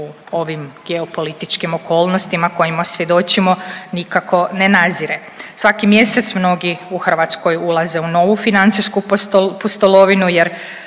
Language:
Croatian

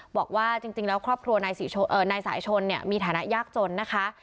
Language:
Thai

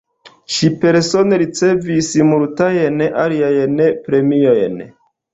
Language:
Esperanto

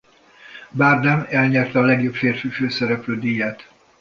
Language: Hungarian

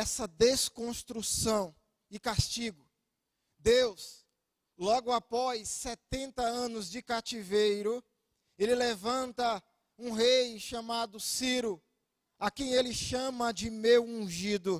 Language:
Portuguese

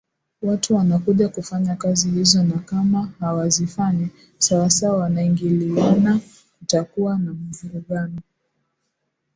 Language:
Swahili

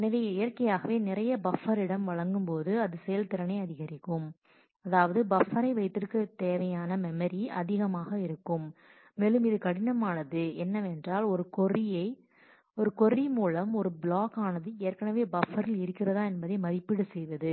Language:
Tamil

